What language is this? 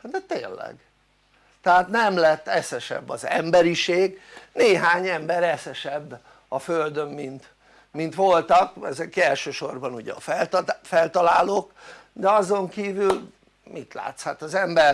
Hungarian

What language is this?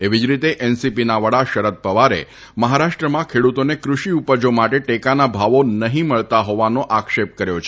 Gujarati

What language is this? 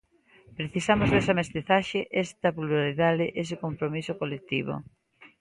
Galician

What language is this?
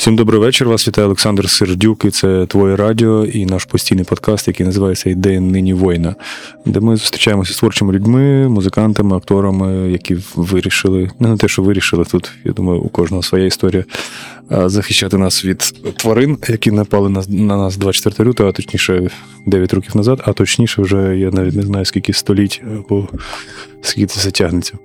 Ukrainian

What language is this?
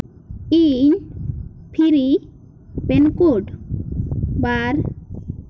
Santali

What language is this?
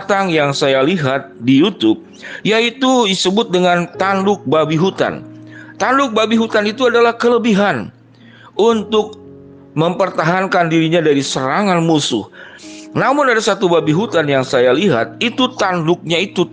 Indonesian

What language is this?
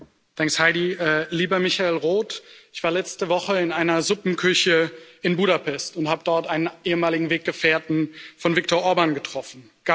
German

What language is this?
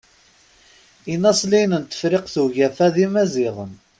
Kabyle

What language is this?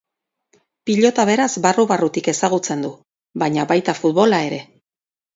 Basque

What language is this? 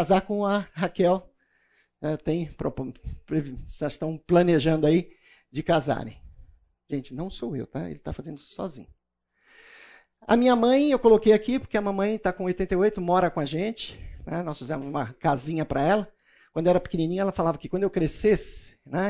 Portuguese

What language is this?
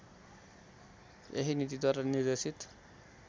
Nepali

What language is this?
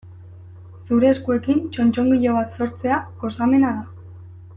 Basque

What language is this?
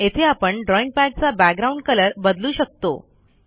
Marathi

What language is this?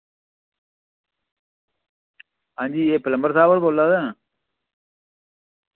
Dogri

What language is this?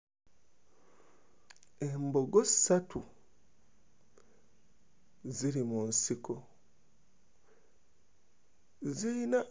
Ganda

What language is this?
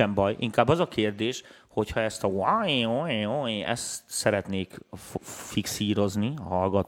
Hungarian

